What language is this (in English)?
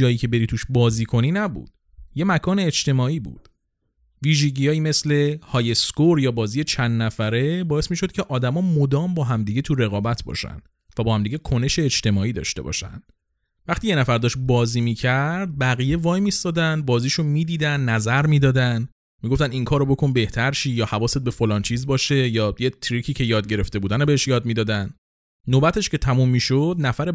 Persian